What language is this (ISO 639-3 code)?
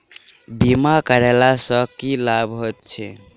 mai